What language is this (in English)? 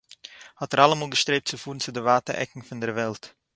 Yiddish